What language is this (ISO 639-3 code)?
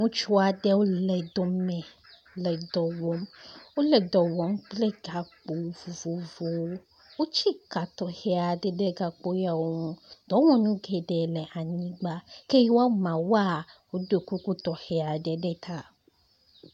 ewe